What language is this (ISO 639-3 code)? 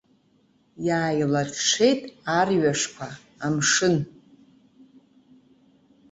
abk